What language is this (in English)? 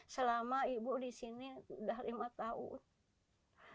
Indonesian